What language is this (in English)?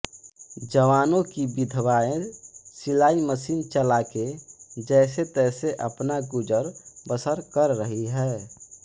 Hindi